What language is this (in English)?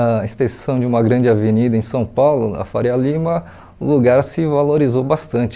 Portuguese